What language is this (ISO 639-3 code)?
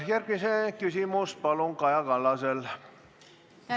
est